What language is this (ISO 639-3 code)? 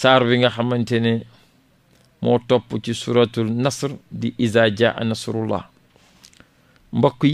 fra